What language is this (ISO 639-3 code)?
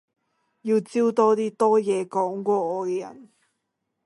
yue